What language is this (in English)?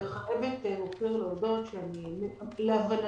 Hebrew